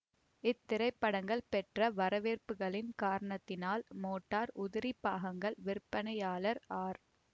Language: Tamil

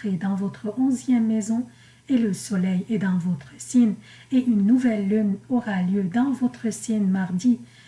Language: French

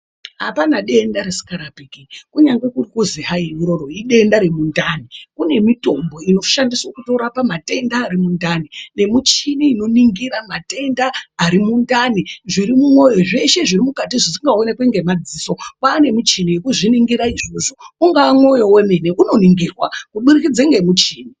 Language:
Ndau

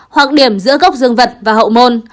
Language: Vietnamese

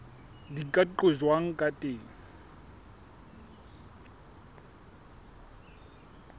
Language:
Southern Sotho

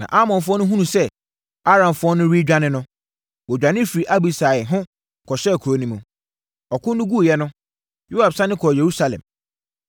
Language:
Akan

